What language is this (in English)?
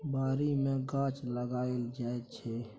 Maithili